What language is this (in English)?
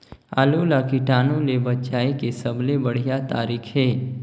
Chhattisgarhi